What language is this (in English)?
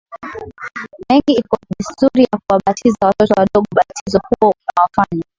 Swahili